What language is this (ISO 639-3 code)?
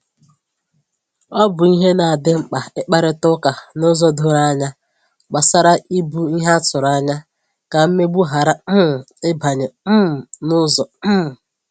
ibo